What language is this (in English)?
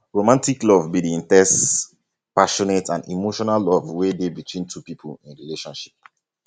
Nigerian Pidgin